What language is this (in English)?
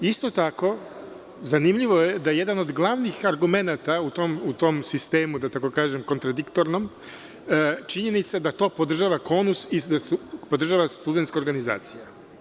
Serbian